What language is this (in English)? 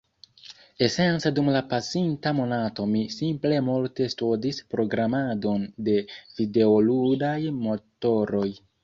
Esperanto